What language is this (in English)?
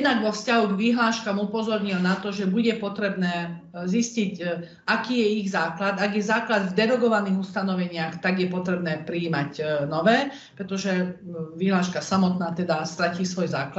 Slovak